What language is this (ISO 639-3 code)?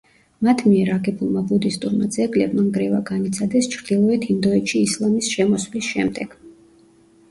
kat